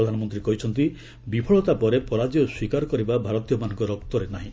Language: Odia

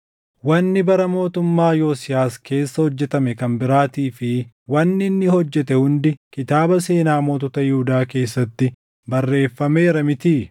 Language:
Oromo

